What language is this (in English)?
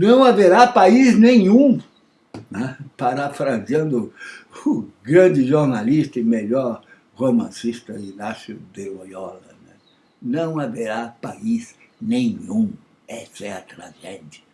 Portuguese